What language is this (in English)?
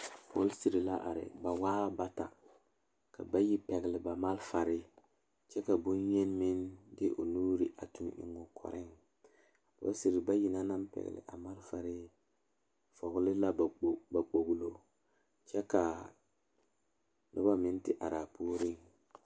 Southern Dagaare